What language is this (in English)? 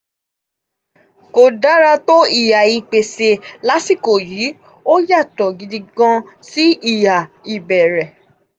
Yoruba